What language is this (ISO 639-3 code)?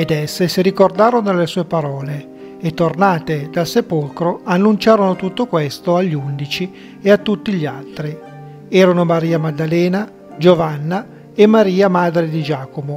ita